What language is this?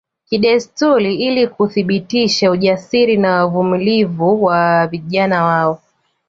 Swahili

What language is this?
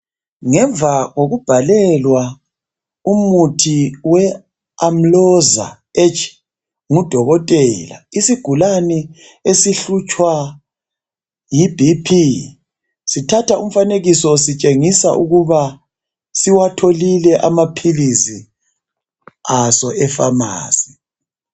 North Ndebele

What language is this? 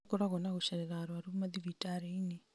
Kikuyu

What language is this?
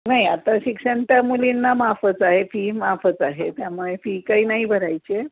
Marathi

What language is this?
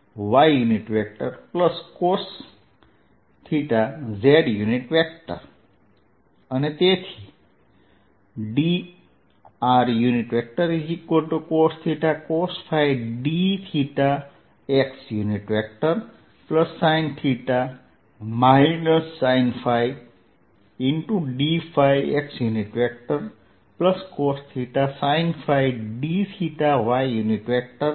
Gujarati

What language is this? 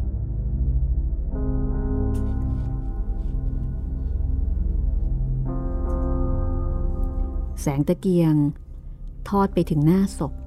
Thai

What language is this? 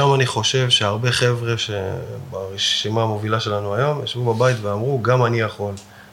Hebrew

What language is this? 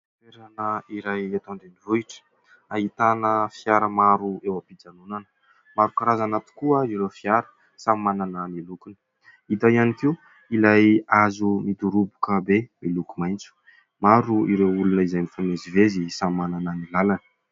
Malagasy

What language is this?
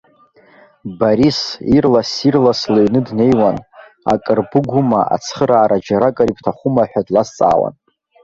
Abkhazian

